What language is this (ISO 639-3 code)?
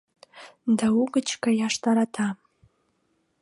chm